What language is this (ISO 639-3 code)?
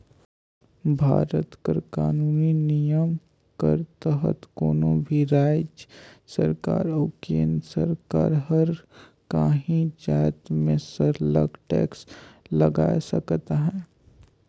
hne